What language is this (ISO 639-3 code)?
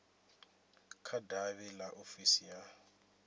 ven